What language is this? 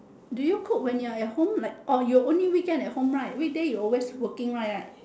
English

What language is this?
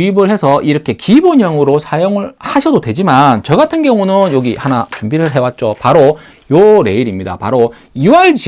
Korean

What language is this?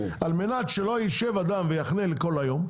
Hebrew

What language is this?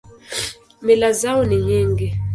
Swahili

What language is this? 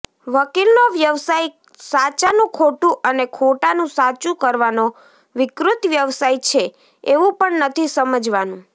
Gujarati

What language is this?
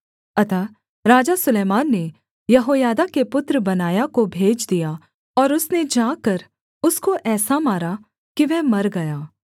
Hindi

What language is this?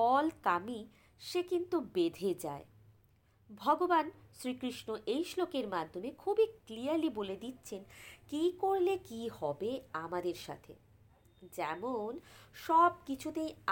Bangla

